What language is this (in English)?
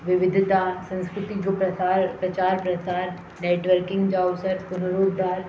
Sindhi